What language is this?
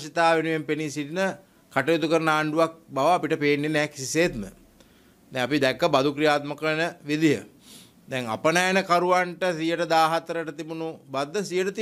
Italian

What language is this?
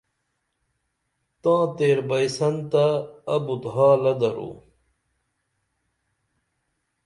Dameli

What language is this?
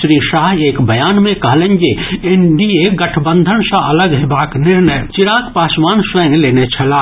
Maithili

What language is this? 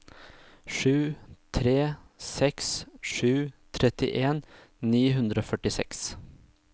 Norwegian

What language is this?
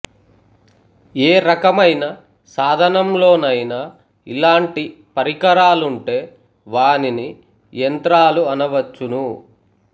Telugu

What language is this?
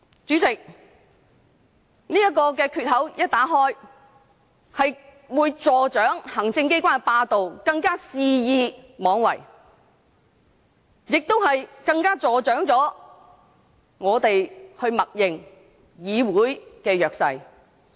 Cantonese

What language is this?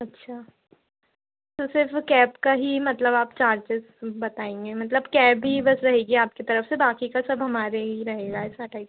Hindi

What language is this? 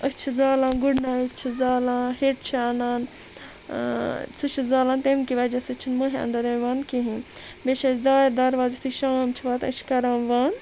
Kashmiri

